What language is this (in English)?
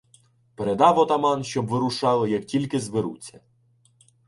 Ukrainian